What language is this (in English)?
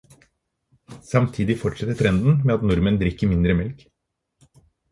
Norwegian Bokmål